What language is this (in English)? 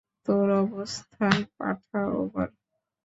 Bangla